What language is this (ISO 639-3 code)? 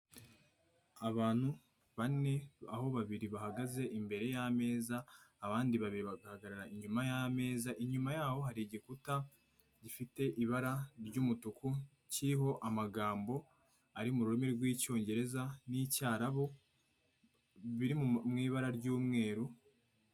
kin